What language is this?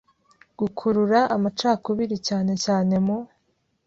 Kinyarwanda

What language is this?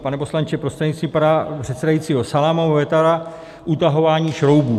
Czech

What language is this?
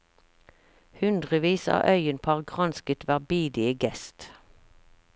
Norwegian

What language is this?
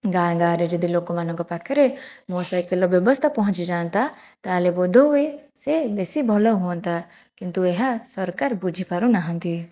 Odia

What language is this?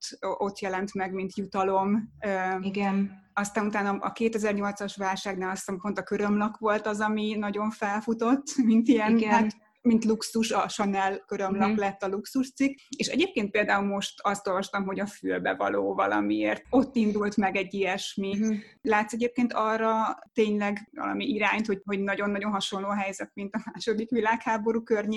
Hungarian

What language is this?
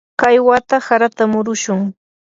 Yanahuanca Pasco Quechua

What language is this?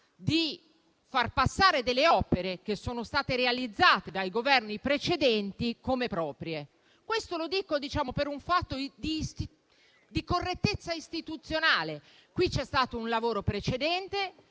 Italian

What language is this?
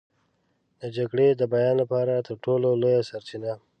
Pashto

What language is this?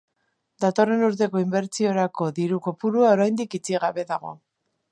Basque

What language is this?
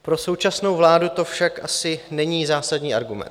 Czech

